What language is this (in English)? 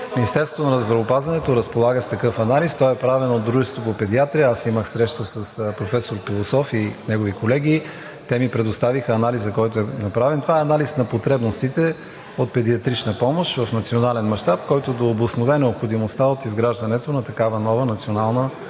Bulgarian